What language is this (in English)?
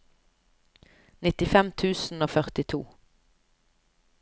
Norwegian